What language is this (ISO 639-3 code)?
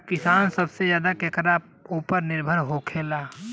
bho